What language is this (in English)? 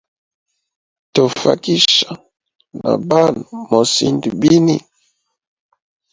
Hemba